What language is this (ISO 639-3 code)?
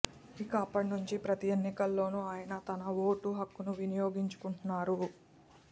tel